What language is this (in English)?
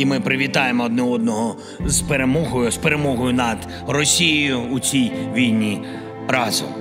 Ukrainian